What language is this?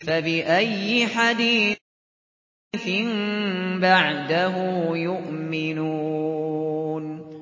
Arabic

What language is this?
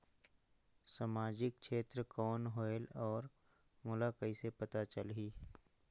Chhattisgarhi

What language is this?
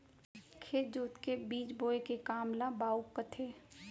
Chhattisgarhi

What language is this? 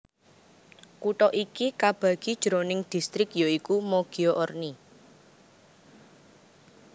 Javanese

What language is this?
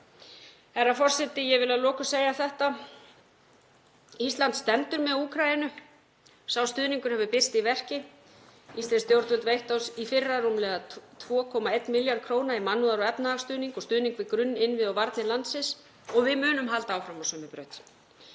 Icelandic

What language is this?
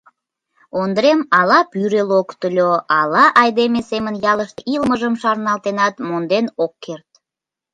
Mari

